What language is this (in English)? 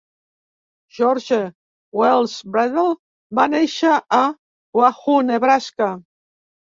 Catalan